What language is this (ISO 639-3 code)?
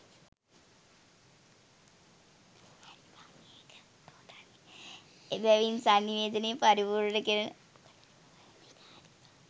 sin